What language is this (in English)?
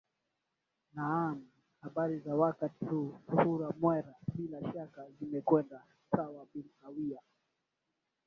Swahili